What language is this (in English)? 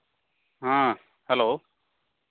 Santali